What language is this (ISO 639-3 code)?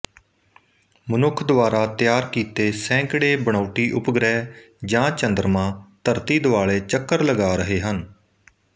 pan